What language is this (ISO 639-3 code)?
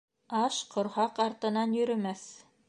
bak